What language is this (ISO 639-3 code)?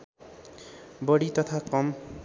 nep